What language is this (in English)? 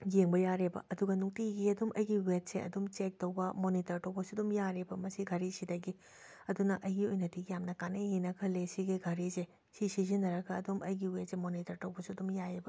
Manipuri